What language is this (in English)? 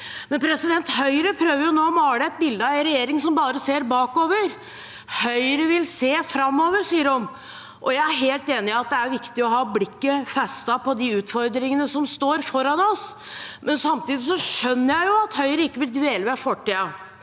Norwegian